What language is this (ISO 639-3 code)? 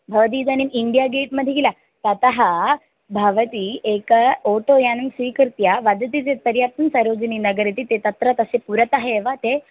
san